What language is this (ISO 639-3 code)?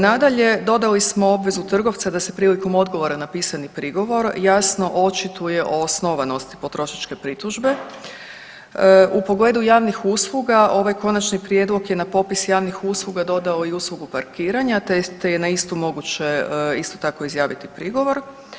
hrv